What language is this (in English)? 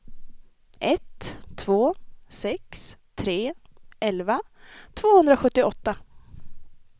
Swedish